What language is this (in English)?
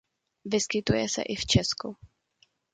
Czech